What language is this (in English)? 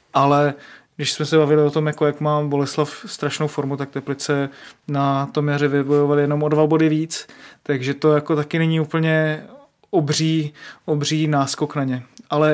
Czech